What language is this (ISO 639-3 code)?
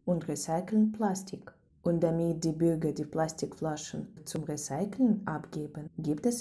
deu